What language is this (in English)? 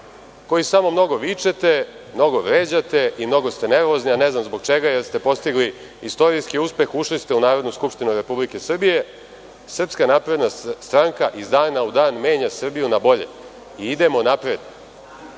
Serbian